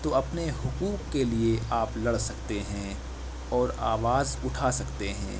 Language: Urdu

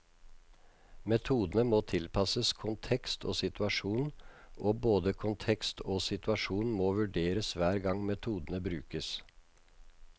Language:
Norwegian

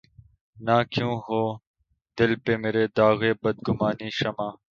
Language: Urdu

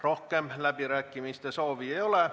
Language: Estonian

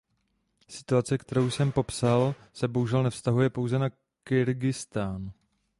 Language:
Czech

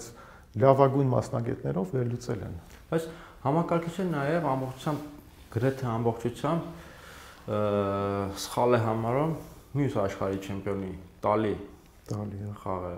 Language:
Romanian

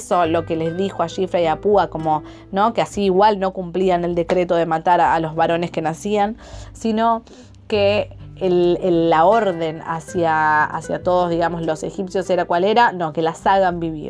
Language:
Spanish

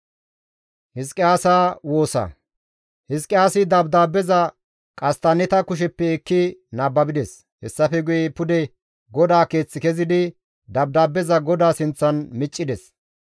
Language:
Gamo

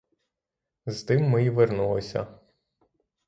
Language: Ukrainian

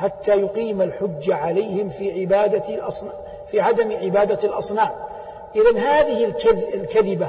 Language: Arabic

